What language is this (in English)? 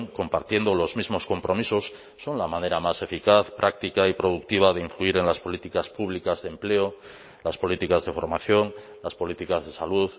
Spanish